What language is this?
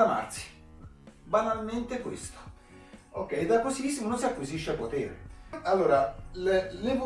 Italian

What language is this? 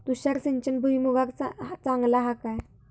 Marathi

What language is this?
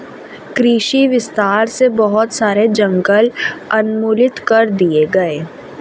Hindi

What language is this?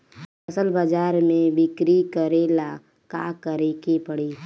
Bhojpuri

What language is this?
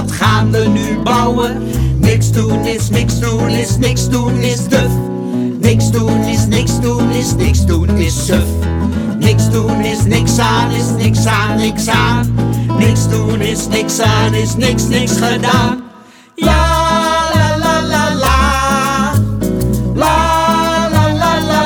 Dutch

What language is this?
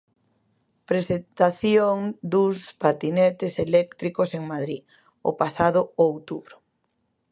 Galician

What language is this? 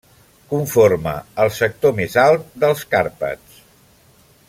Catalan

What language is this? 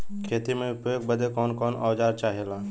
Bhojpuri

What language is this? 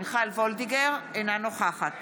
Hebrew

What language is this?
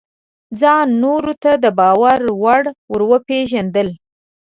Pashto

